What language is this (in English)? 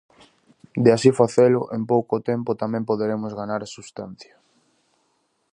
Galician